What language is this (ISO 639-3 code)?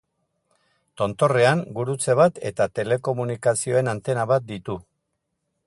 eus